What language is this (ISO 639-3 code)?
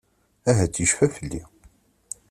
kab